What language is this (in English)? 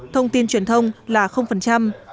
Vietnamese